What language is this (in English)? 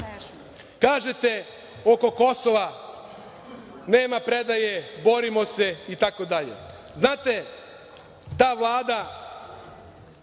Serbian